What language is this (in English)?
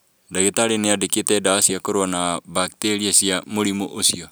Kikuyu